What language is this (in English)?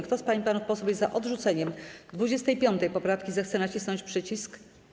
Polish